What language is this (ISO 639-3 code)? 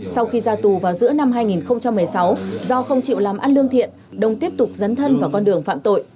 vie